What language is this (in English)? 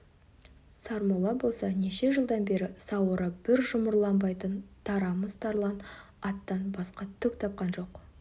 Kazakh